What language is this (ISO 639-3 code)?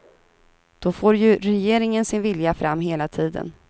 swe